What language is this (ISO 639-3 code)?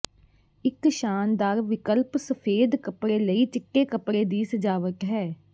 pan